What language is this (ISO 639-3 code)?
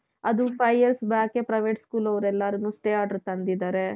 kan